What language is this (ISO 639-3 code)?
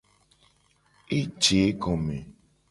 gej